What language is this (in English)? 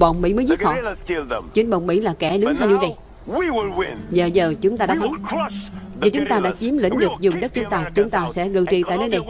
Vietnamese